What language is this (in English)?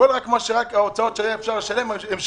Hebrew